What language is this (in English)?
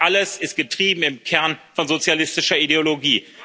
German